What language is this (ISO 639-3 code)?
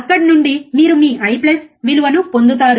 tel